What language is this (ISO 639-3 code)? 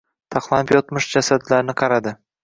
uzb